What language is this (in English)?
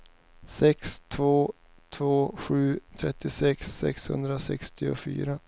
Swedish